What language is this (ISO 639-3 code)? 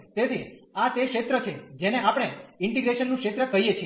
guj